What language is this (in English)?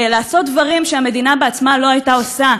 Hebrew